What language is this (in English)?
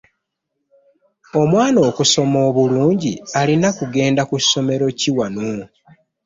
Ganda